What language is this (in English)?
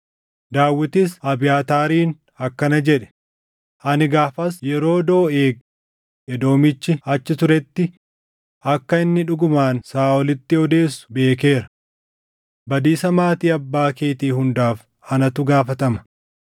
Oromo